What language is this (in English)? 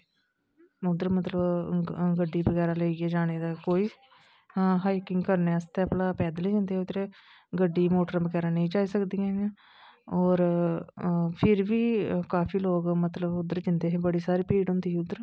Dogri